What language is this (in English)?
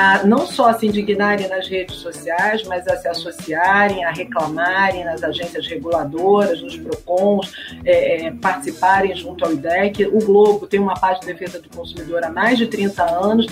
Portuguese